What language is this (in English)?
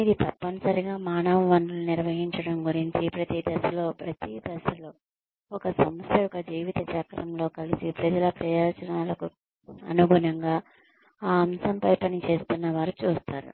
Telugu